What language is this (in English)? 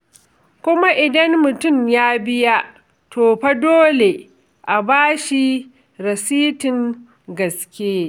Hausa